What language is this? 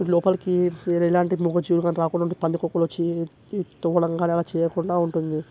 Telugu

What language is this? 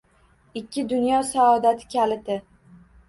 Uzbek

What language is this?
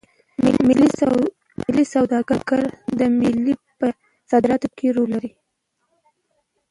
Pashto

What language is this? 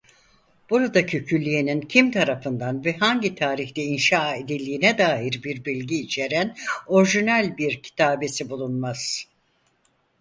Turkish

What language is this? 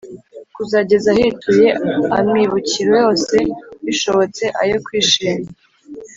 Kinyarwanda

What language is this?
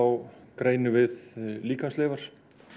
Icelandic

